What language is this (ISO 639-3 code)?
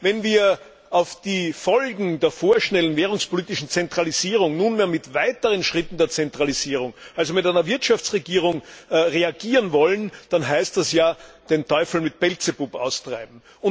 deu